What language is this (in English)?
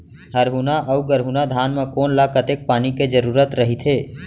Chhattisgarhi